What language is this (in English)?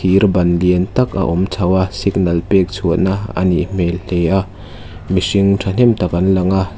Mizo